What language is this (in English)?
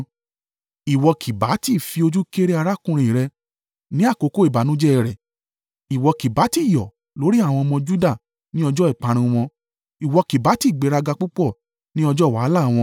Yoruba